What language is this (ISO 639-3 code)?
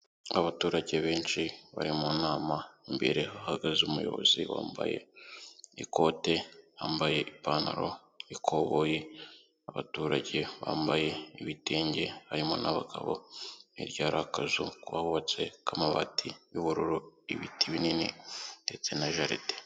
kin